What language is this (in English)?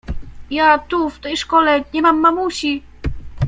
Polish